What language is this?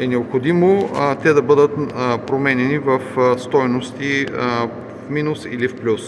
Bulgarian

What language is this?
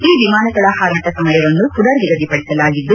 Kannada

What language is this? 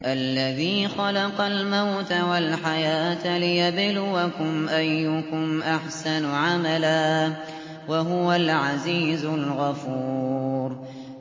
Arabic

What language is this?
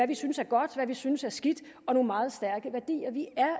Danish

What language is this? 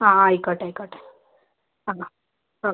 Malayalam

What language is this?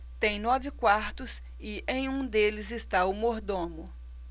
Portuguese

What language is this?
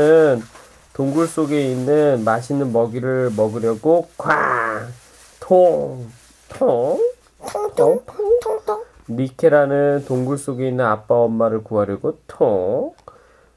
Korean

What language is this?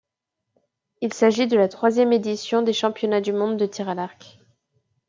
French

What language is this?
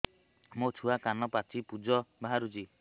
Odia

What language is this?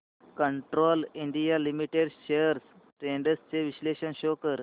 Marathi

